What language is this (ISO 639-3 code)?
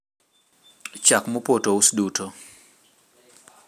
luo